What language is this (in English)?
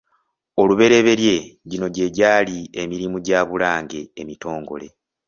Ganda